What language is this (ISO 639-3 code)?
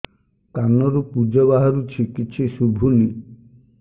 ori